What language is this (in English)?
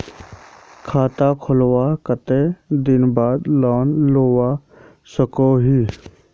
Magahi